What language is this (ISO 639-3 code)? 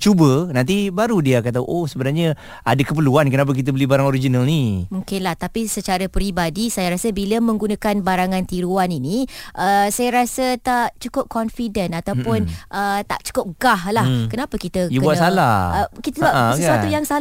msa